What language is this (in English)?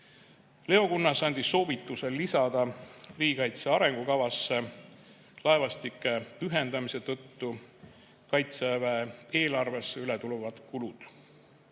Estonian